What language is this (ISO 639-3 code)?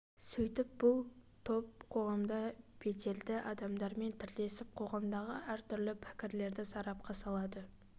kaz